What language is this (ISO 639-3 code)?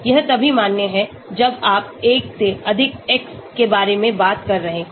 hin